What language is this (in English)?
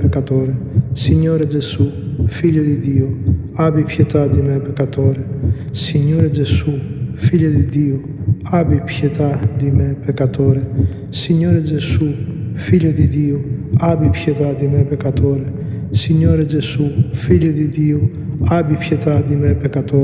Greek